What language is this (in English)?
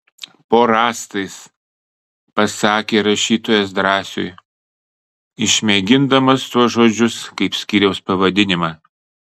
Lithuanian